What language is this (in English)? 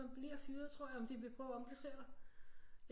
Danish